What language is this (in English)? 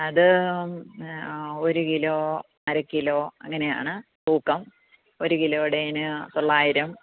Malayalam